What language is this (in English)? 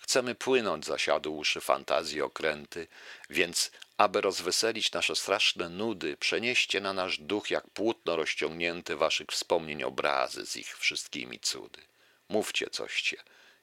Polish